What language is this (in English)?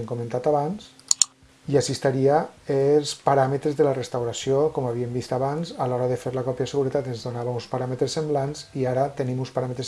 Catalan